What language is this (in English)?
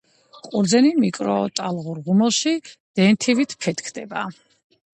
Georgian